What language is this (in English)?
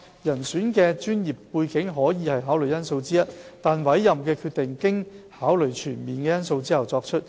Cantonese